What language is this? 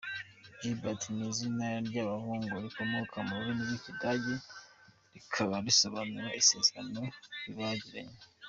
Kinyarwanda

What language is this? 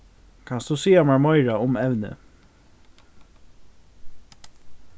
Faroese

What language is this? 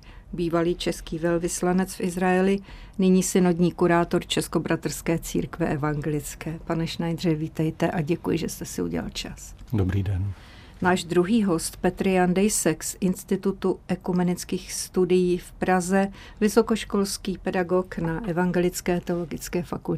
Czech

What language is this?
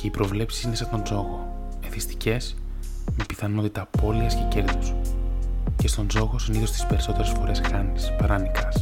Greek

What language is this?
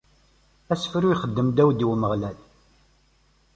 Kabyle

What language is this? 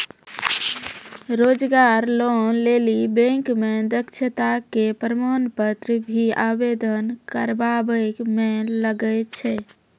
Maithili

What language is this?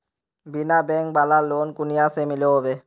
Magahi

